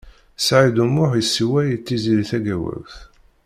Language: Kabyle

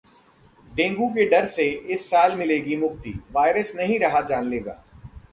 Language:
Hindi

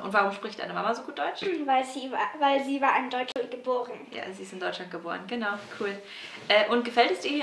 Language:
German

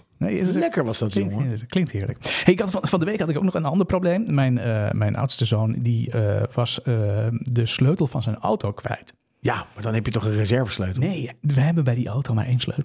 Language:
Dutch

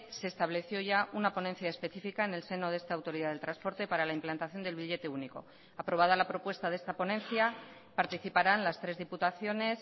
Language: Spanish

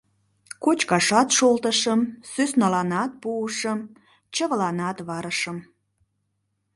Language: Mari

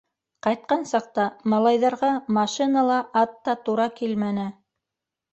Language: Bashkir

